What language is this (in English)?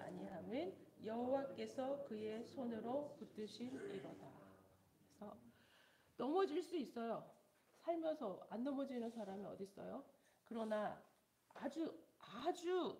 Korean